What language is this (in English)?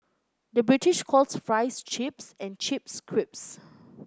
English